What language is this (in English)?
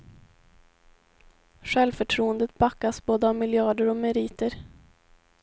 Swedish